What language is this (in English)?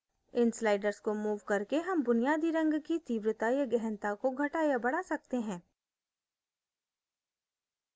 Hindi